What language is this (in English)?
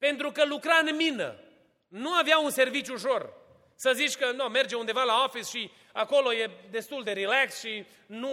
Romanian